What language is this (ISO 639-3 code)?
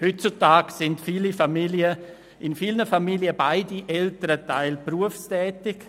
gsw